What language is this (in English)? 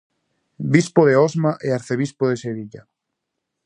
Galician